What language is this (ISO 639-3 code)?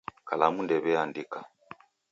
dav